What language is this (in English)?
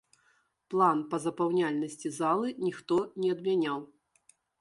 Belarusian